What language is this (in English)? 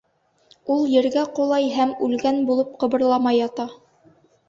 Bashkir